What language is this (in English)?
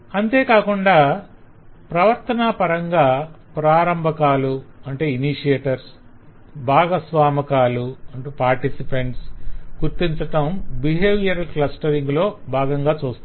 Telugu